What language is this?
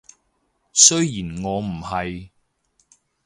Cantonese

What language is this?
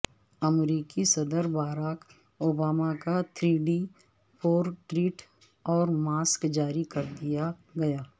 Urdu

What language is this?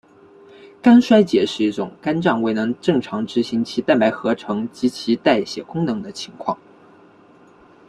Chinese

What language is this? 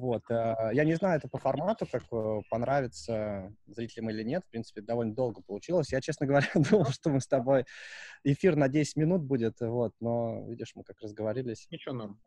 Russian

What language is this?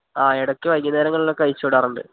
Malayalam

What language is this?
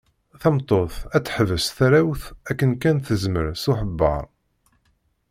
Kabyle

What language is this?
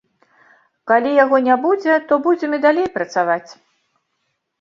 Belarusian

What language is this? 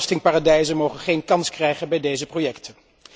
Dutch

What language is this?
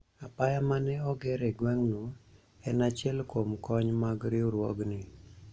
Luo (Kenya and Tanzania)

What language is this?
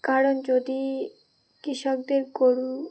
Bangla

